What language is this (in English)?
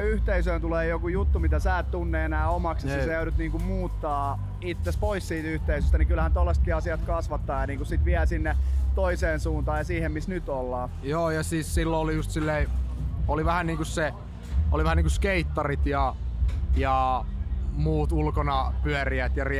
Finnish